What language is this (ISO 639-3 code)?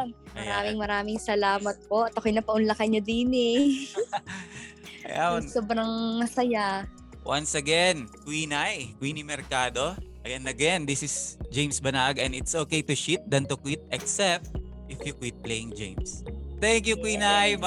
fil